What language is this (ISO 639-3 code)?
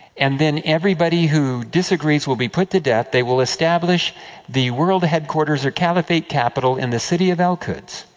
eng